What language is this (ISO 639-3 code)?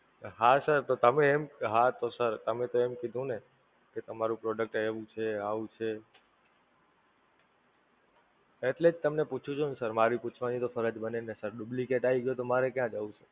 guj